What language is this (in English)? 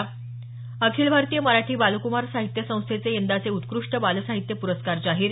Marathi